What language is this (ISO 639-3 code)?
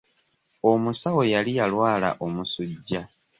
lug